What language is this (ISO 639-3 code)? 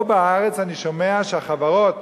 heb